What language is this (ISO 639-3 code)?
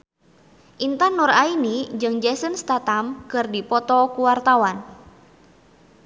sun